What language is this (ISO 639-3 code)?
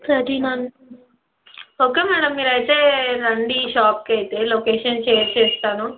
tel